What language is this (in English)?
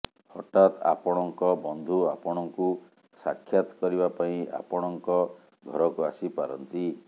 Odia